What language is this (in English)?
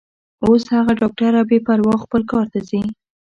Pashto